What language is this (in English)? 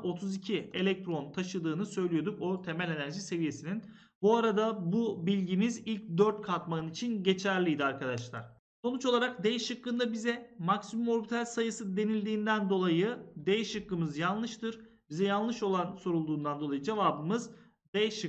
Turkish